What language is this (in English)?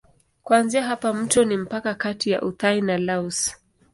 Swahili